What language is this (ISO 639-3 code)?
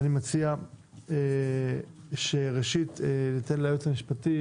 heb